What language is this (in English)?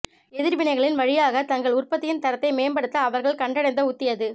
Tamil